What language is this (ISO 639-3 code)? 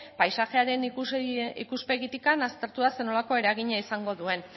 eus